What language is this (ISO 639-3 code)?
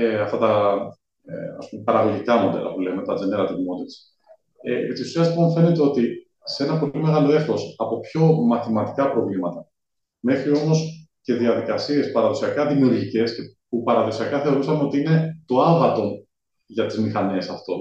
ell